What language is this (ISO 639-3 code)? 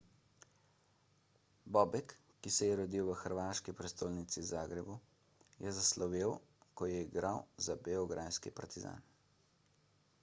slv